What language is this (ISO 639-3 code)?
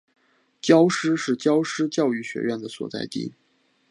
zho